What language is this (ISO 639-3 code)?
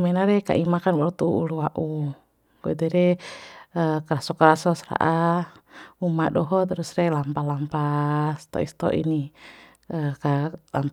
bhp